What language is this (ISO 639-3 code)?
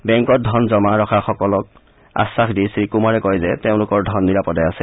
asm